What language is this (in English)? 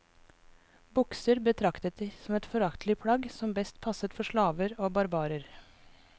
Norwegian